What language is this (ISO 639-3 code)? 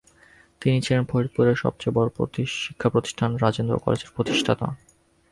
ben